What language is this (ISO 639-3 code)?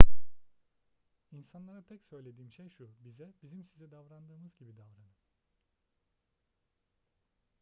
tur